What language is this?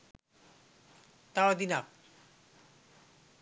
Sinhala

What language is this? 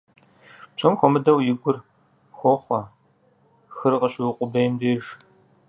Kabardian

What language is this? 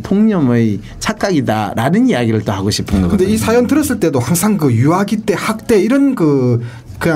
Korean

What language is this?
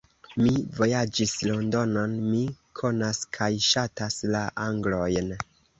Esperanto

